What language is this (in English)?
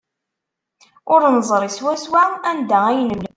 Kabyle